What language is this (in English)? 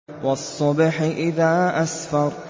Arabic